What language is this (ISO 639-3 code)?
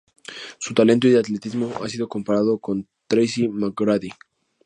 spa